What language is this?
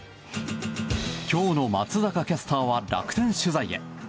Japanese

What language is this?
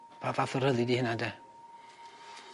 Welsh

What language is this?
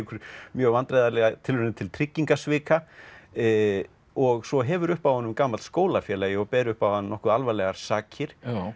Icelandic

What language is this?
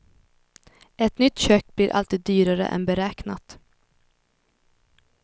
Swedish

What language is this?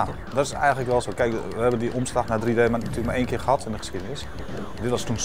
Dutch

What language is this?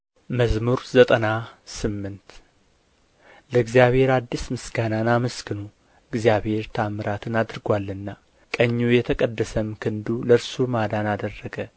Amharic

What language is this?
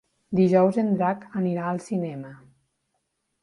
Catalan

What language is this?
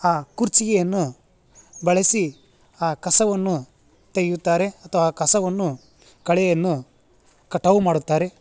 Kannada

